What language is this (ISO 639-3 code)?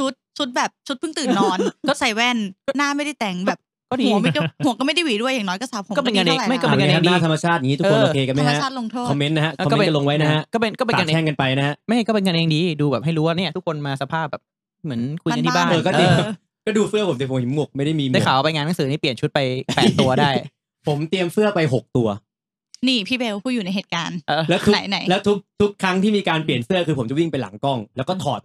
tha